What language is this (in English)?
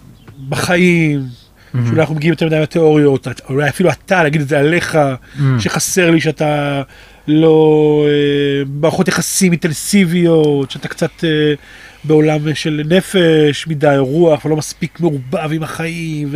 Hebrew